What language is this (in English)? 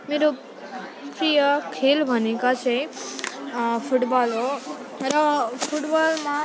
Nepali